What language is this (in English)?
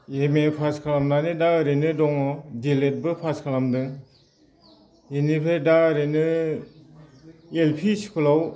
Bodo